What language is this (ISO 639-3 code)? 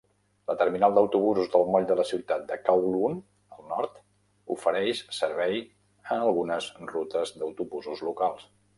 cat